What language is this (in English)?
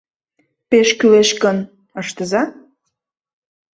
Mari